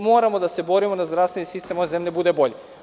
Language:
Serbian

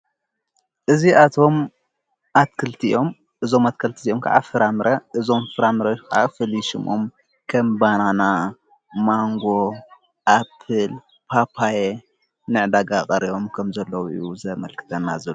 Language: Tigrinya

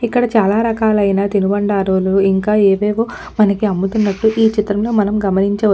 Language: Telugu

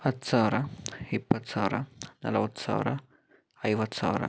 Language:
Kannada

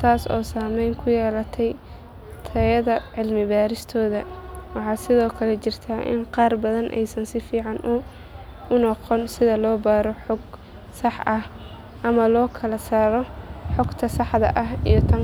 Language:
Somali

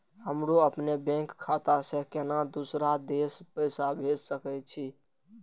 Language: Maithili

